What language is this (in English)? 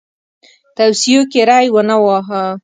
Pashto